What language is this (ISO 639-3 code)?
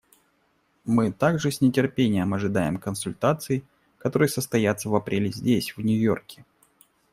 rus